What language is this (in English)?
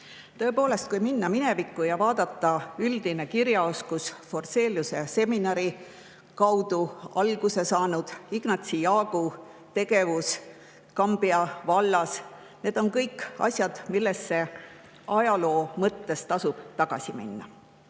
Estonian